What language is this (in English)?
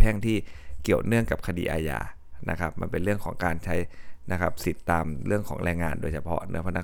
Thai